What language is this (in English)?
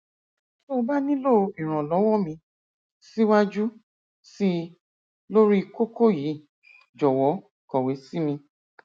Yoruba